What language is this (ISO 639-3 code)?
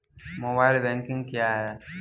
hin